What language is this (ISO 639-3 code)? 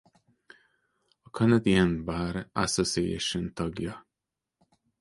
hun